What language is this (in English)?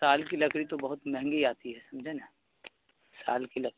Urdu